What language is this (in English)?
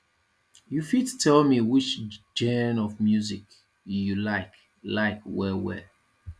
Nigerian Pidgin